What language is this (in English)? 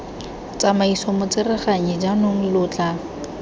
Tswana